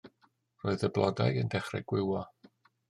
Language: Welsh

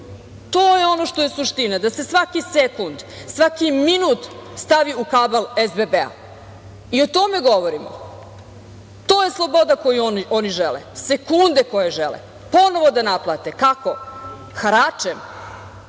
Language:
Serbian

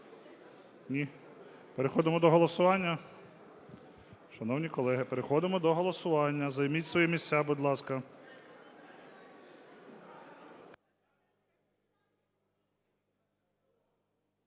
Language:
Ukrainian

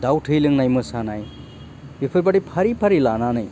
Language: Bodo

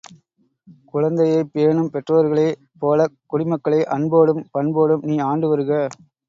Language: Tamil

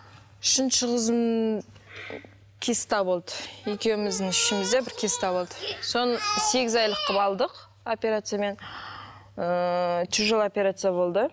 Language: Kazakh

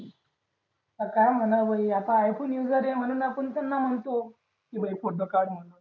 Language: Marathi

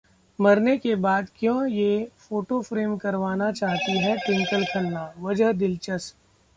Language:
Hindi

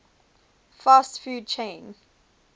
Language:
English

